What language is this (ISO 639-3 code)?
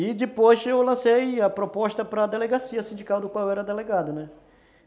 por